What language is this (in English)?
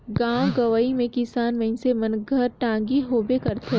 Chhattisgarhi